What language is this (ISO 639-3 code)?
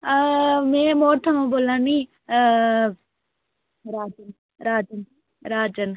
doi